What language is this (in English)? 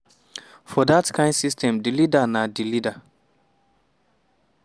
Nigerian Pidgin